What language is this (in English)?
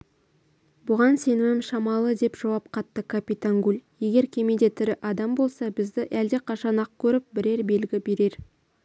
Kazakh